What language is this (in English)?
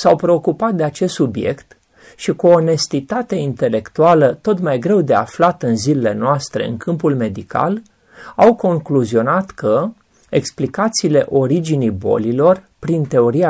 Romanian